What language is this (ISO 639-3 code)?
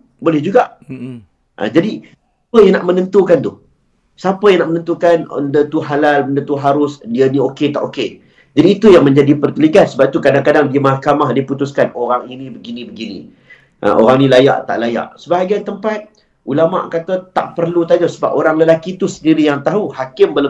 msa